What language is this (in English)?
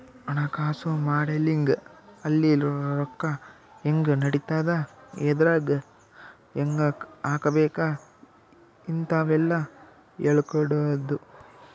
Kannada